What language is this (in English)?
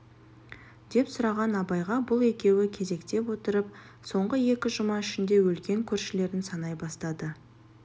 Kazakh